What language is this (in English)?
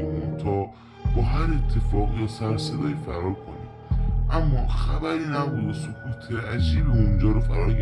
Persian